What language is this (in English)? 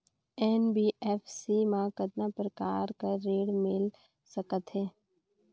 Chhattisgarhi